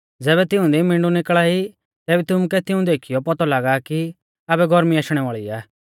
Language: Mahasu Pahari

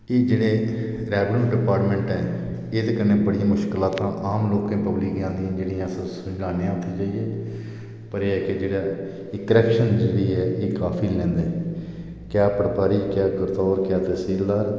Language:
Dogri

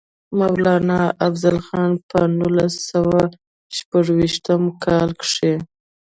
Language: Pashto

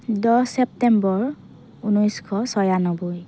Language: Assamese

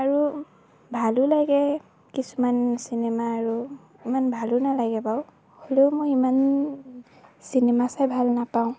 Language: Assamese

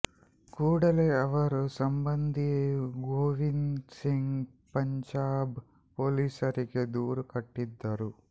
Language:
Kannada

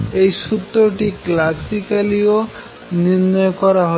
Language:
Bangla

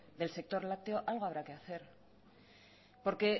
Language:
Spanish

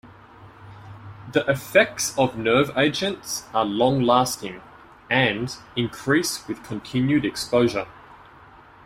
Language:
English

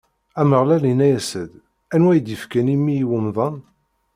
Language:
Kabyle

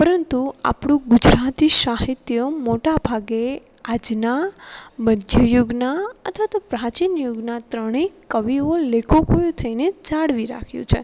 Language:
Gujarati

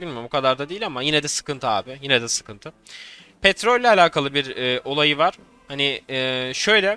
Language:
Turkish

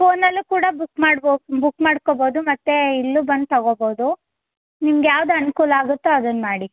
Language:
Kannada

